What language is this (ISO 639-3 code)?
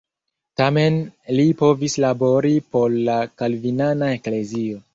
epo